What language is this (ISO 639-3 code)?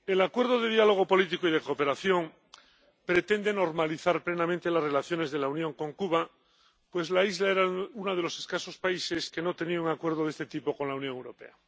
spa